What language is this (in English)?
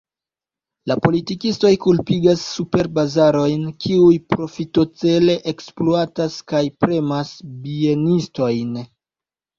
Esperanto